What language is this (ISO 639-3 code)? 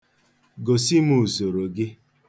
ibo